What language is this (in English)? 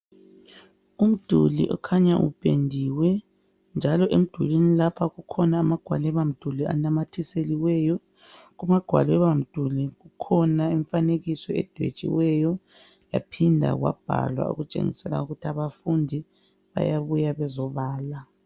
North Ndebele